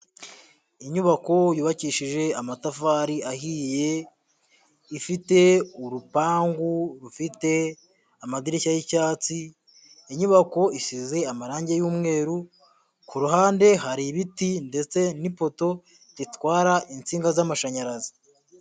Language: Kinyarwanda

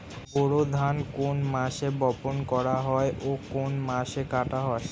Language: Bangla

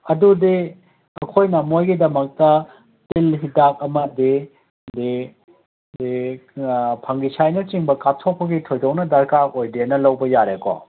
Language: Manipuri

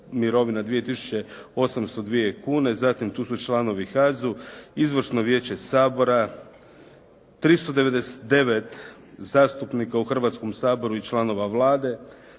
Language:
Croatian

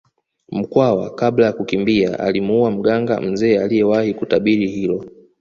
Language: Swahili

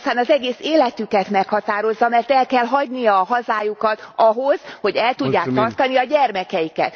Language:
Hungarian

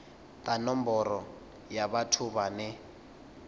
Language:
Venda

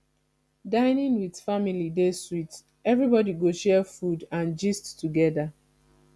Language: Nigerian Pidgin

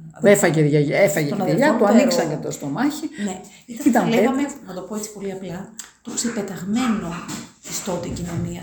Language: Greek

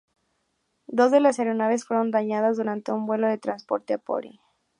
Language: Spanish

